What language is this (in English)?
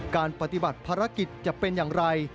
Thai